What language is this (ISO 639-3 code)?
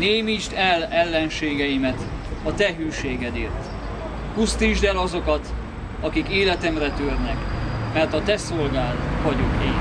hun